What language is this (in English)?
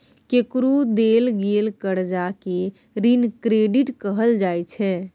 Maithili